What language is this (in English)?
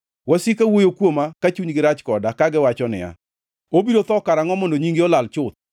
Luo (Kenya and Tanzania)